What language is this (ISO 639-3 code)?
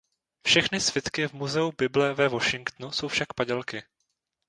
ces